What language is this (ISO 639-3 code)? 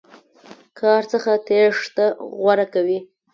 pus